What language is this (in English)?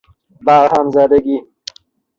Persian